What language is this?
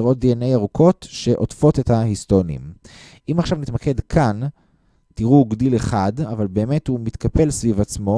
Hebrew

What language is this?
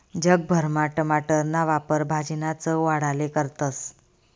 Marathi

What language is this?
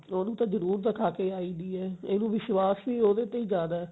Punjabi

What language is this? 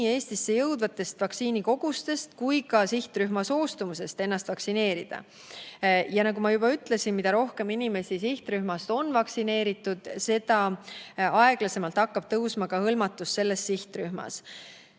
Estonian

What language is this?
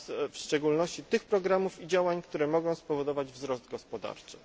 Polish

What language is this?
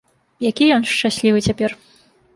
Belarusian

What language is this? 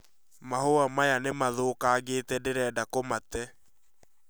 Kikuyu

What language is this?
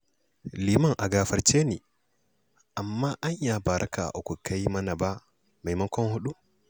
Hausa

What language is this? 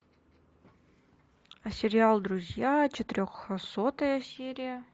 Russian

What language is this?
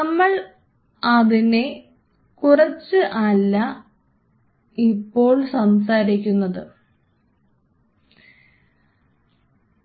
Malayalam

